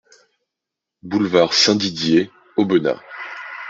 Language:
French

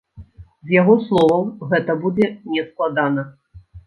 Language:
Belarusian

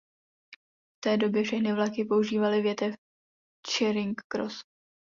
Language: Czech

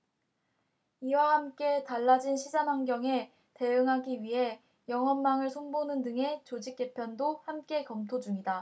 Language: Korean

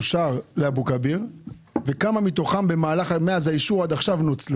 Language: Hebrew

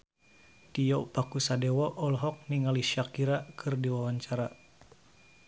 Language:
Sundanese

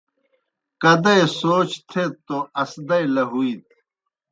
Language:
Kohistani Shina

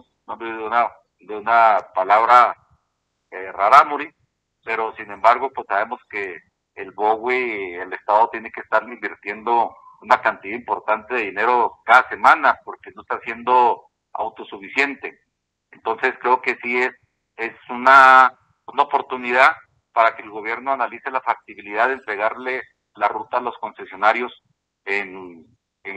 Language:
Spanish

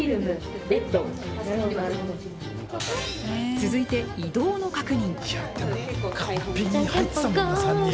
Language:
Japanese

